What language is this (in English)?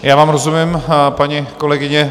Czech